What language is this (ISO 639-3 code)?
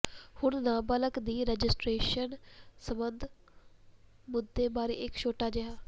pan